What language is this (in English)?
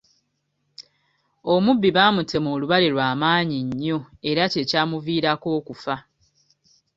Ganda